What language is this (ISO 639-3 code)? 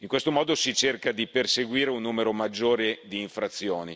ita